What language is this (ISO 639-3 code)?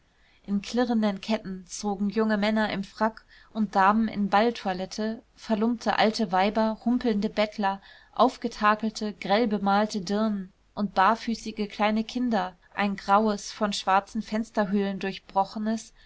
deu